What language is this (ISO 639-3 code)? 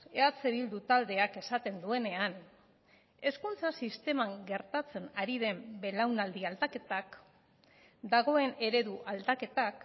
eus